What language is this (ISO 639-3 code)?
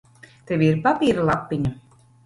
lav